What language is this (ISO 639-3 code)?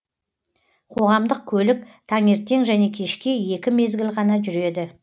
kaz